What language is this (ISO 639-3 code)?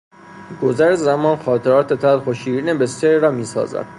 fas